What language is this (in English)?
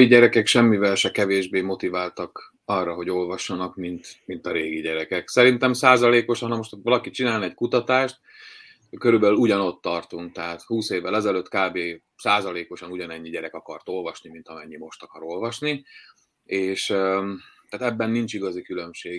Hungarian